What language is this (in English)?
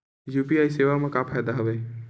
Chhattisgarhi